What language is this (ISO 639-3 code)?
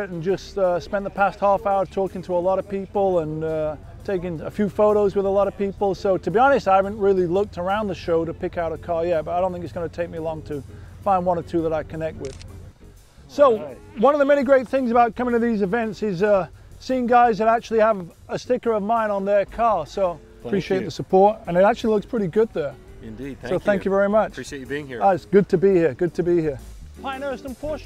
eng